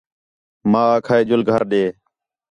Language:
Khetrani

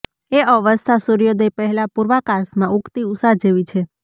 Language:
Gujarati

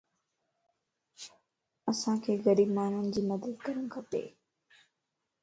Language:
Lasi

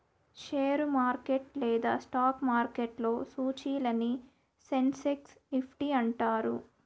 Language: Telugu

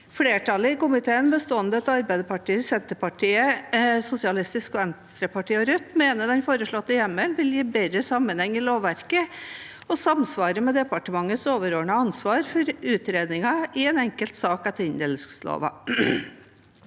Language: Norwegian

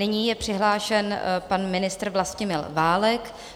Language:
Czech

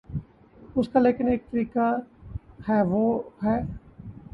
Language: Urdu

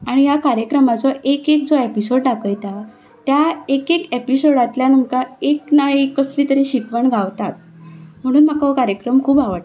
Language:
Konkani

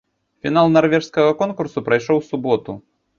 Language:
Belarusian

